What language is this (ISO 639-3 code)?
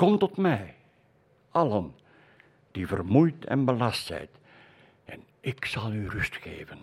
nld